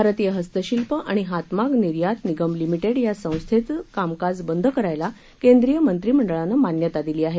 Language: Marathi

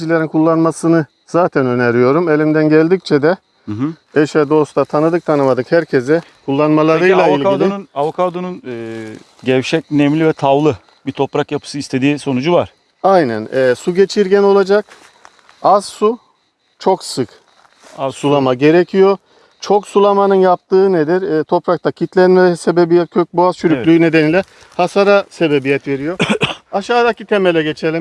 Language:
Turkish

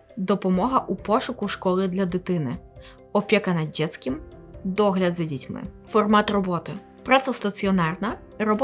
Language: Ukrainian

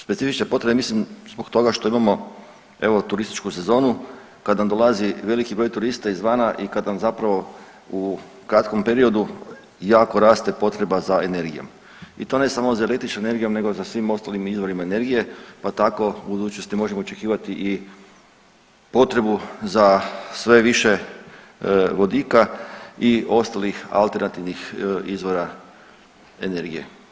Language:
Croatian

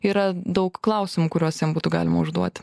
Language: Lithuanian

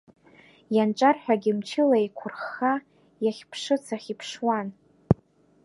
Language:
Abkhazian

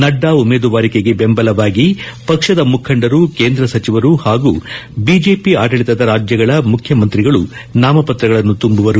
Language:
Kannada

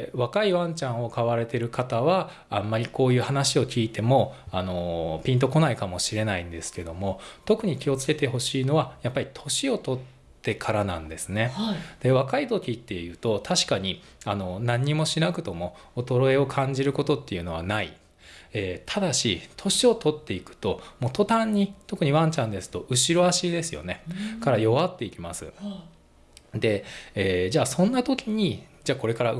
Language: Japanese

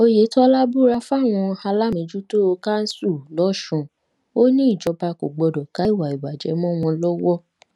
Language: Yoruba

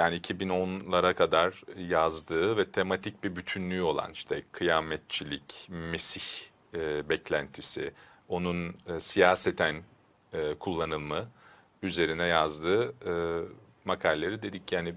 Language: Turkish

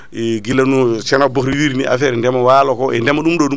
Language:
Fula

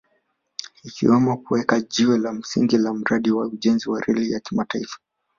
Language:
Swahili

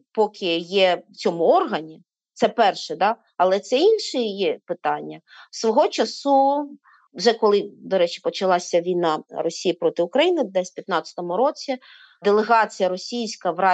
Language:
Ukrainian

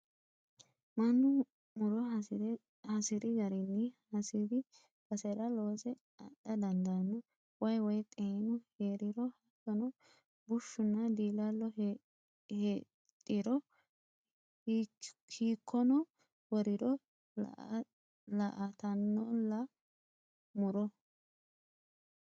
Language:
Sidamo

